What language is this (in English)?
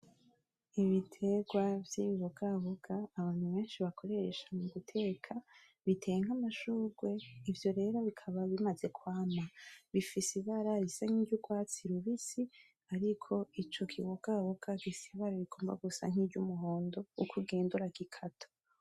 Rundi